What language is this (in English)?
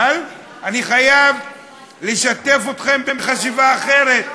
Hebrew